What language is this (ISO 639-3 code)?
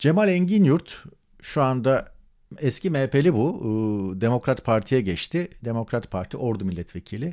tur